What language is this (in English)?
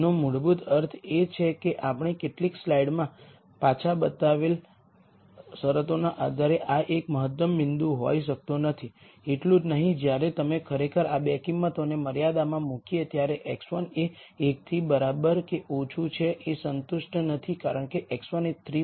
Gujarati